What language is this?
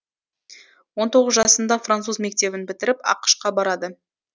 Kazakh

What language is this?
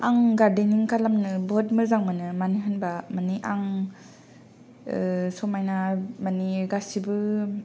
Bodo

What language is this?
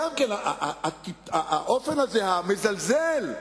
Hebrew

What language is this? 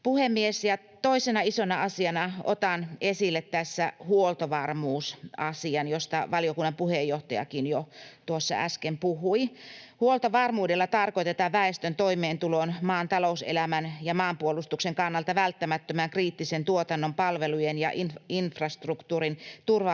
Finnish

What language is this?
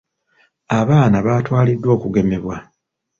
Ganda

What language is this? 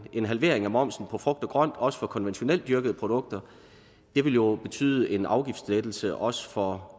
Danish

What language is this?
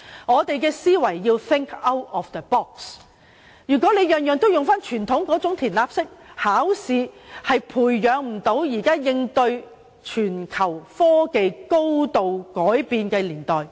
Cantonese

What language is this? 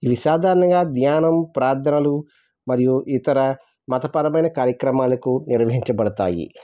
Telugu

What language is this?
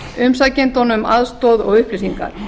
Icelandic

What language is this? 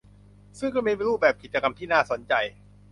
Thai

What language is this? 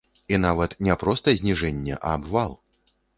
Belarusian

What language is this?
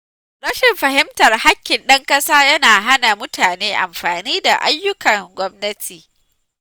Hausa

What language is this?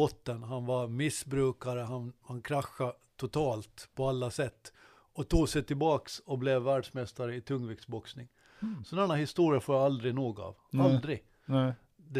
Swedish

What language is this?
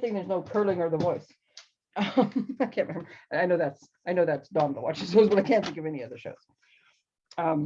English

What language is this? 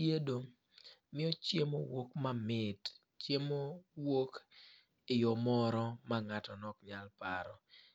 Luo (Kenya and Tanzania)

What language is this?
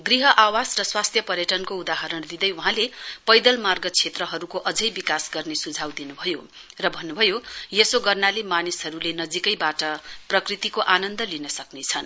Nepali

